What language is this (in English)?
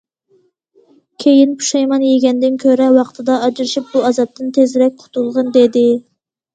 Uyghur